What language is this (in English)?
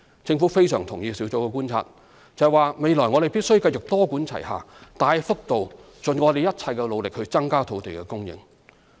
Cantonese